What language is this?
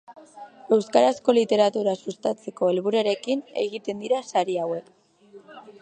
Basque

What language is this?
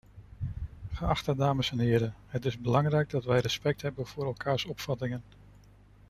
Dutch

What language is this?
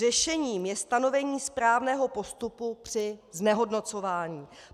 Czech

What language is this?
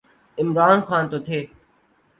Urdu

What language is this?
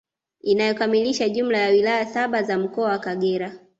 Swahili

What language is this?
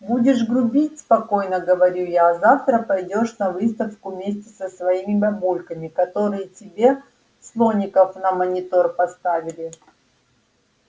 Russian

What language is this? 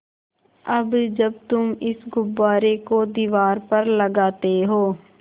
Hindi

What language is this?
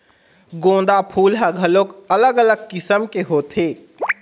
Chhattisgarhi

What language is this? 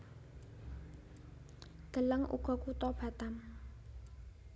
Javanese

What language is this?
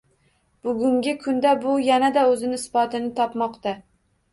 Uzbek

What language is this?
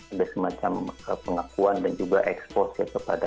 Indonesian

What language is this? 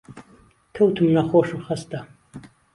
Central Kurdish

